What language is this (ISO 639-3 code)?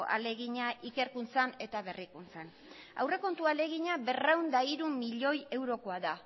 eus